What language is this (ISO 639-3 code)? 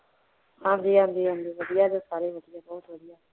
pan